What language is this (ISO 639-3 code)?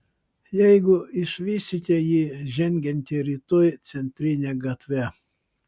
lit